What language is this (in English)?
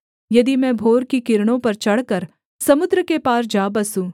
Hindi